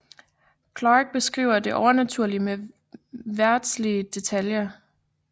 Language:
Danish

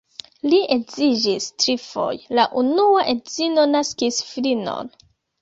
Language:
Esperanto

